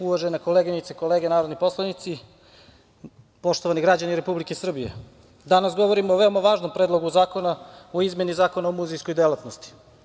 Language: Serbian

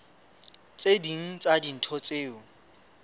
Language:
Southern Sotho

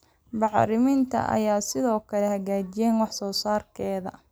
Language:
Somali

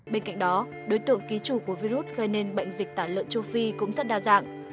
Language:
Vietnamese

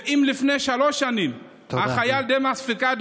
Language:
Hebrew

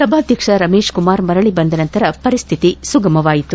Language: Kannada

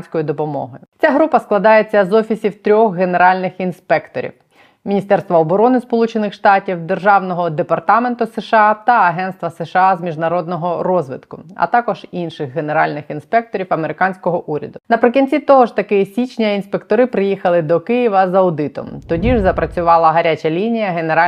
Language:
Ukrainian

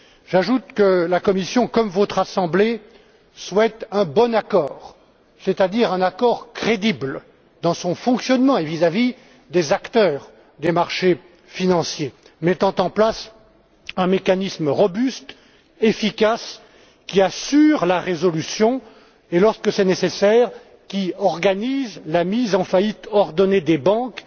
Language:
French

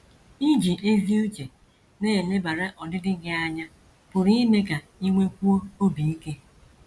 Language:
Igbo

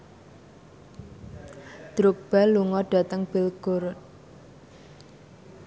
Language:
Javanese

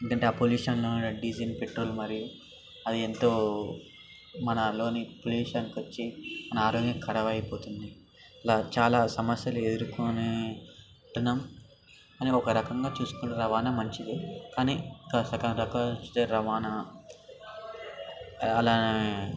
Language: Telugu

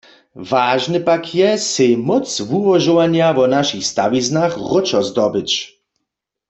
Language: Upper Sorbian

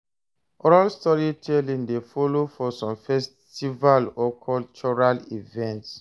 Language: Nigerian Pidgin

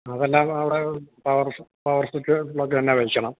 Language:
Malayalam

